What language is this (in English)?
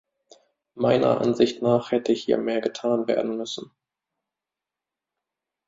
German